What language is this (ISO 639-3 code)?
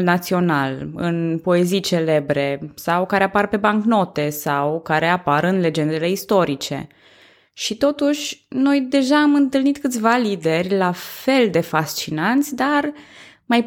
ron